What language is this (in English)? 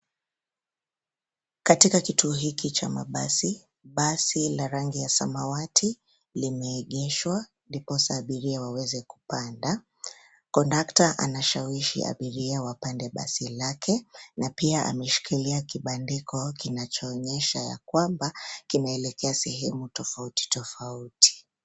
Swahili